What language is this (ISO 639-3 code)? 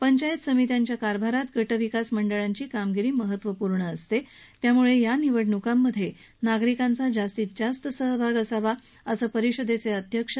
mar